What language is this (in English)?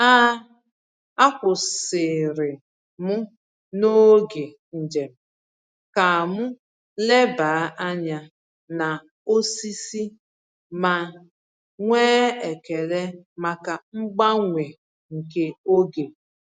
Igbo